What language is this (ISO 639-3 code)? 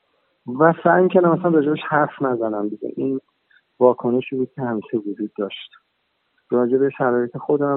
fas